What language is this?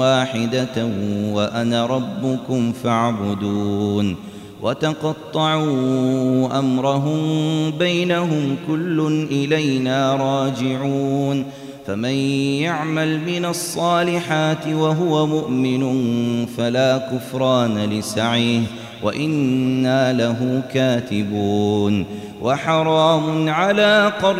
Arabic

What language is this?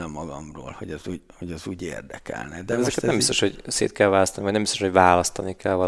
Hungarian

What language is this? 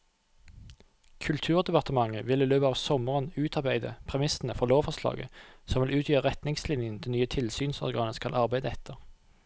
Norwegian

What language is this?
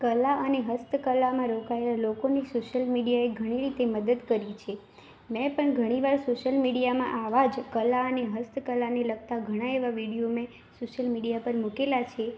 Gujarati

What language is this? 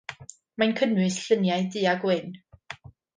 Welsh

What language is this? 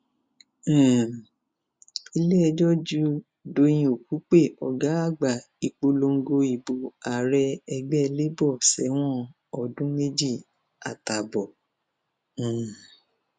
Yoruba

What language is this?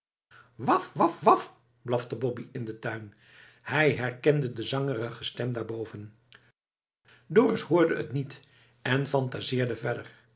Dutch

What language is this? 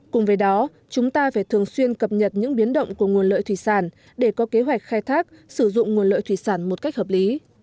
Vietnamese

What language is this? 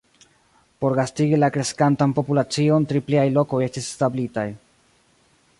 Esperanto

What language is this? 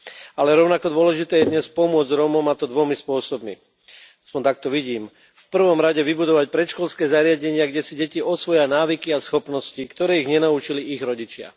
Slovak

